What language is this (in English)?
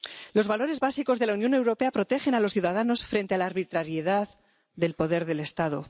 Spanish